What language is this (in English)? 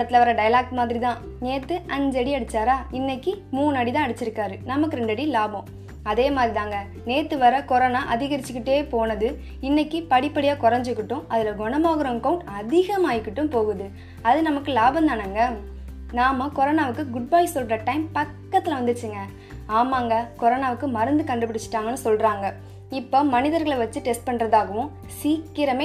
Tamil